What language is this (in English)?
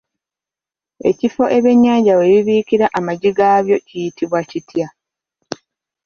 Ganda